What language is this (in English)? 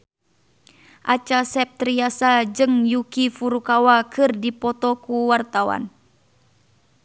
Sundanese